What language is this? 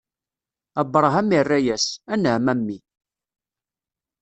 Kabyle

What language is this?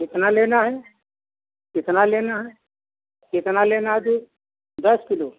Hindi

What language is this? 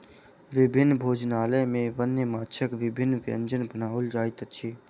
Maithili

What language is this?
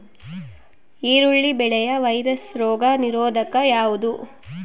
Kannada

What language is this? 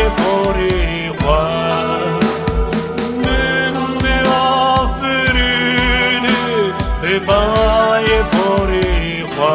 Romanian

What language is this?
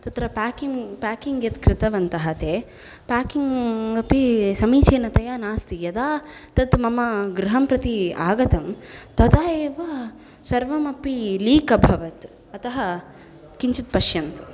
Sanskrit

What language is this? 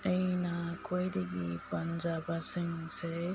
Manipuri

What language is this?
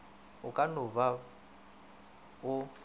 Northern Sotho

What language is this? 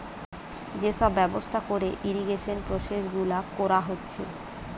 Bangla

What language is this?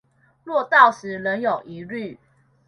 Chinese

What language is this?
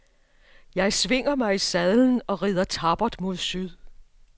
Danish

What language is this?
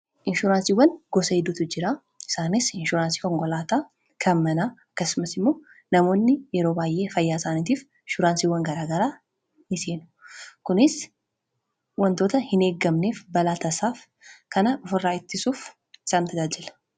Oromo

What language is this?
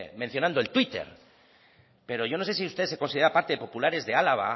Spanish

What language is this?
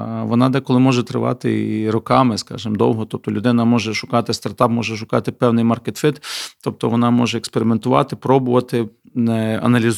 Ukrainian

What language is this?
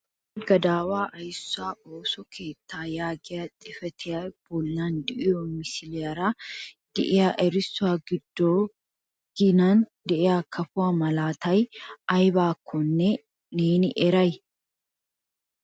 Wolaytta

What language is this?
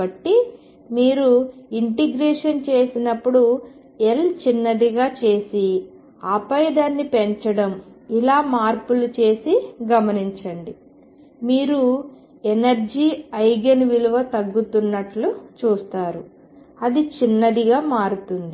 Telugu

